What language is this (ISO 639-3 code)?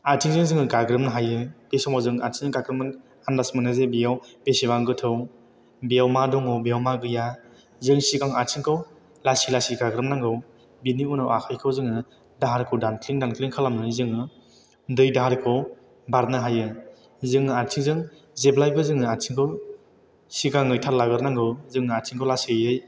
brx